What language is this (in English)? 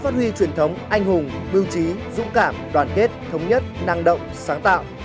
Vietnamese